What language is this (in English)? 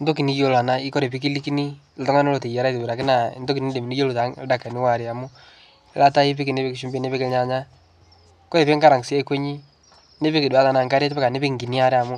Masai